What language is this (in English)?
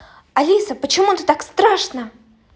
Russian